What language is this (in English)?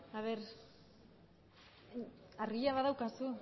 Basque